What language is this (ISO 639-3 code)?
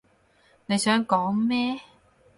yue